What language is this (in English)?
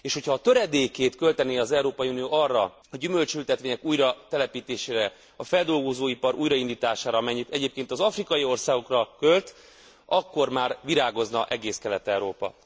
Hungarian